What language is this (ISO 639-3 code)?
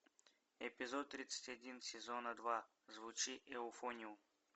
rus